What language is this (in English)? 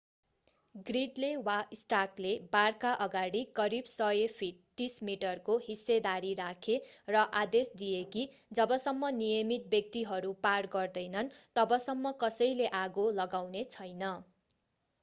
Nepali